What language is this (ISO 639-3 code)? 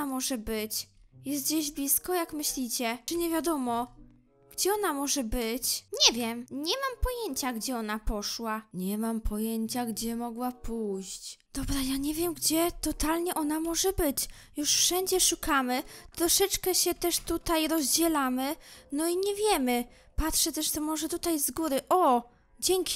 pol